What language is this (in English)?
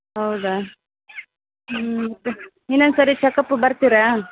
Kannada